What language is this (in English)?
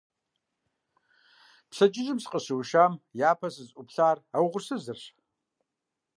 Kabardian